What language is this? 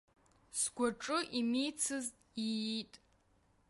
Abkhazian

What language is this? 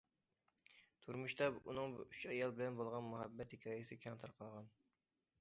Uyghur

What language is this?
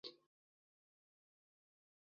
Chinese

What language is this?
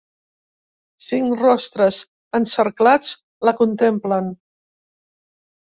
Catalan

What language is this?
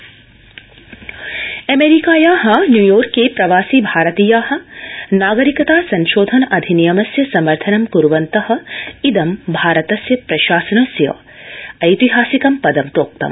Sanskrit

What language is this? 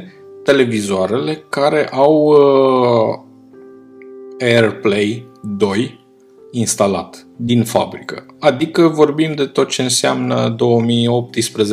Romanian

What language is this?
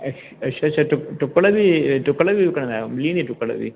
Sindhi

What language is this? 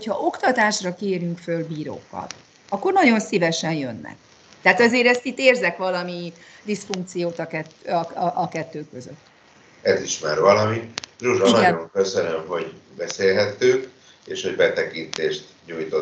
Hungarian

